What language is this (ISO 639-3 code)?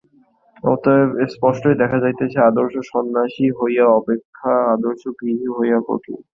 ben